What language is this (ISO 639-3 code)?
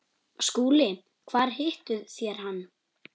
isl